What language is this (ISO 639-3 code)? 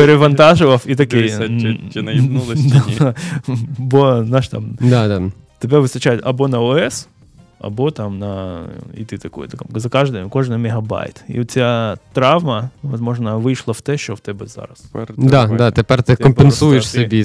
ukr